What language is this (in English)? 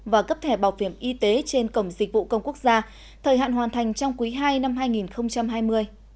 Vietnamese